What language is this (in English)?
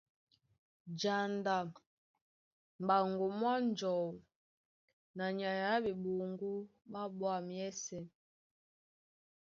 Duala